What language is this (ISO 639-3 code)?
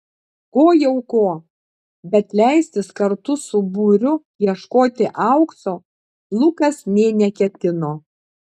lit